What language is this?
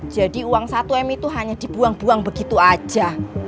Indonesian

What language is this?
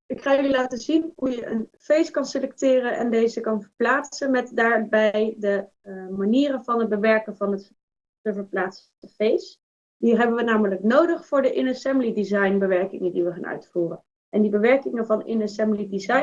Dutch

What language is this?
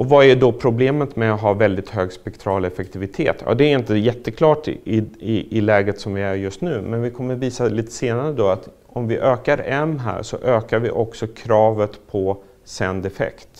Swedish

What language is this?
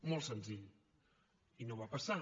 Catalan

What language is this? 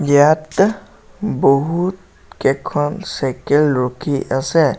Assamese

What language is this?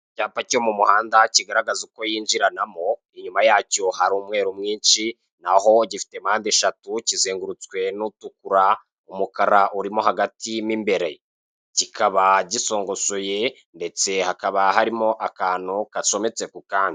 Kinyarwanda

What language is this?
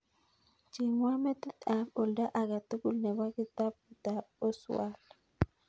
Kalenjin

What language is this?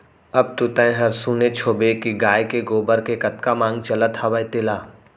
Chhattisgarhi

